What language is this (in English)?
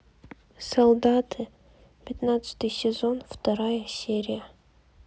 Russian